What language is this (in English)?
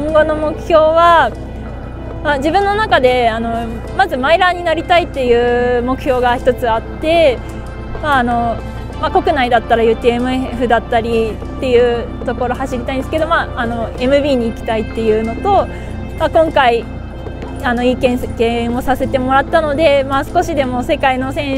Japanese